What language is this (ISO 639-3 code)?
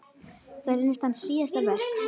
isl